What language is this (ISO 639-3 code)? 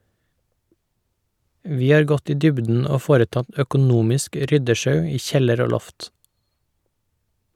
nor